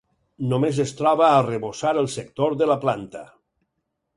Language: Catalan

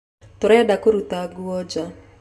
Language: Kikuyu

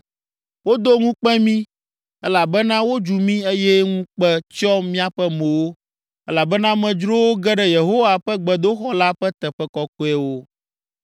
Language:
Ewe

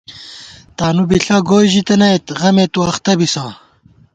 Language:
Gawar-Bati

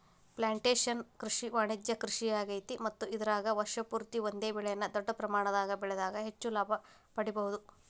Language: Kannada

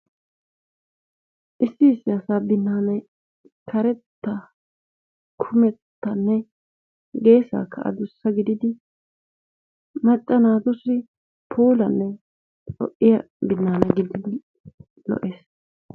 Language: Wolaytta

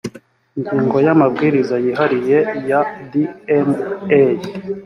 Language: Kinyarwanda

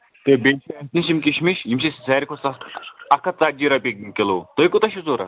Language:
Kashmiri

